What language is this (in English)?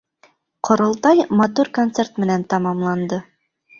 Bashkir